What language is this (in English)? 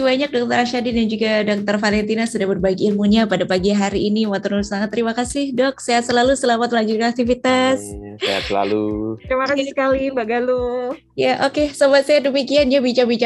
Indonesian